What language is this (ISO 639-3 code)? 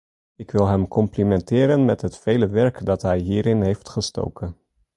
nld